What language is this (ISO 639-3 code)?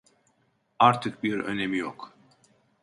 tur